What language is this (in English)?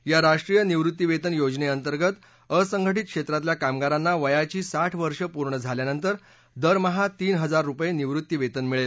Marathi